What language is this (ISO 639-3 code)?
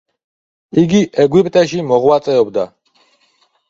kat